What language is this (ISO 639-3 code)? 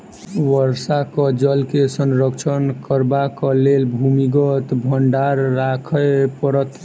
mai